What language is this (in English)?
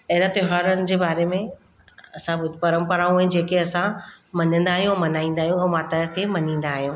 Sindhi